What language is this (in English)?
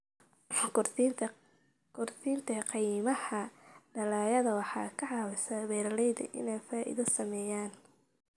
Somali